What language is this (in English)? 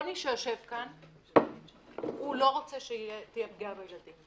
Hebrew